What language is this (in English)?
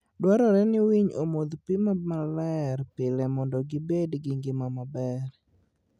Luo (Kenya and Tanzania)